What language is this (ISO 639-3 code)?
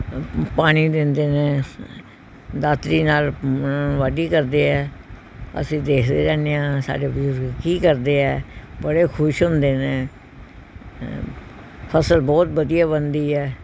pan